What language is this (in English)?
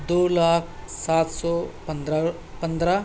Urdu